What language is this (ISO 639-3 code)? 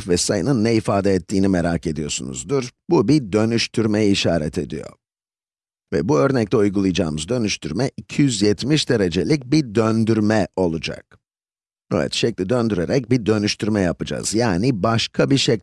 tur